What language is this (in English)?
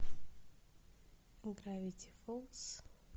Russian